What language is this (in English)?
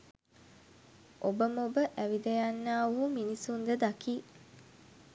Sinhala